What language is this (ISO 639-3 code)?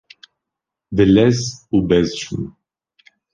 kur